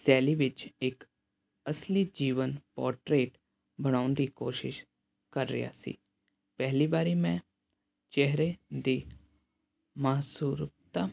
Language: Punjabi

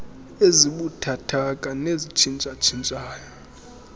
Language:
Xhosa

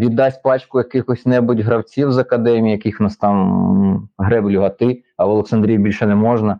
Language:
Ukrainian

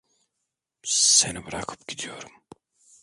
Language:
Turkish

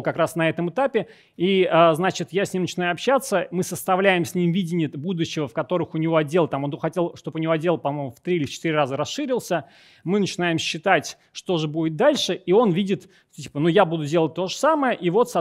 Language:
Russian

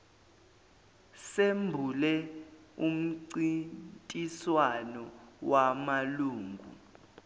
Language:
Zulu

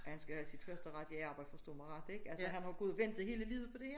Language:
Danish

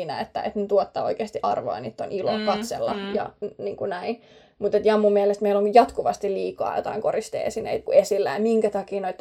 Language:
Finnish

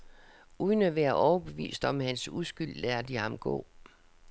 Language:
Danish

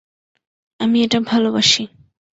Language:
Bangla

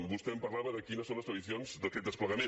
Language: Catalan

